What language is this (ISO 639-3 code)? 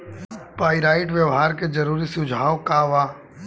bho